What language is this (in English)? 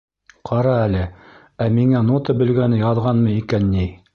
Bashkir